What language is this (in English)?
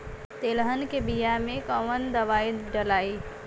Bhojpuri